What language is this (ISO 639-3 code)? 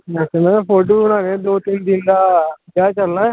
doi